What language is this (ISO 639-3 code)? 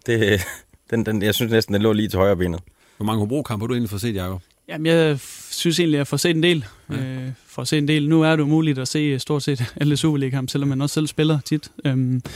dan